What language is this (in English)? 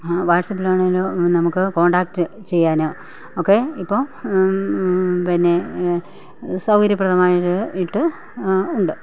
Malayalam